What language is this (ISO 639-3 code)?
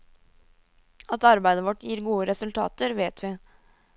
nor